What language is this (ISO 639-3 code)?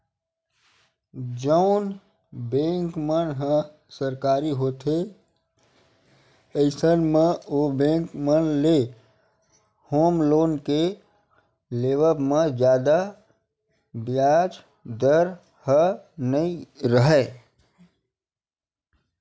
hne